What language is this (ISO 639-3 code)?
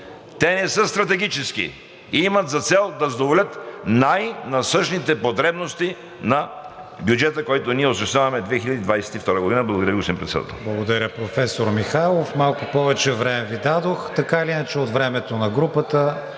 bul